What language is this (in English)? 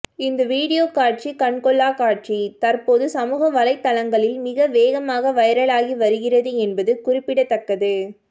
Tamil